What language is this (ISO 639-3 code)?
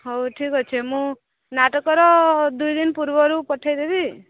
ori